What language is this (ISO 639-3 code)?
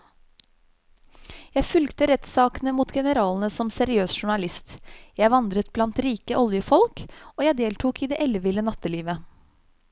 nor